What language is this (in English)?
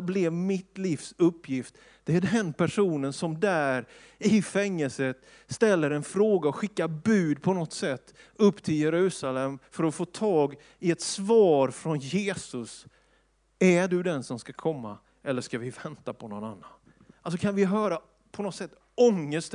Swedish